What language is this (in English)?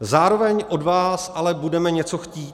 Czech